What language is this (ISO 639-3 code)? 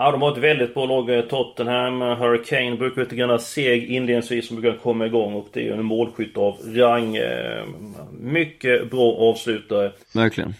swe